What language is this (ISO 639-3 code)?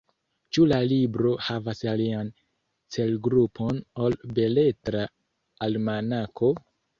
epo